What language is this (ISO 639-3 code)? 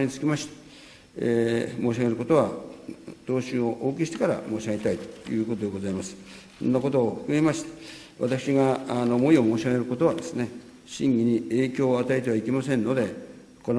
jpn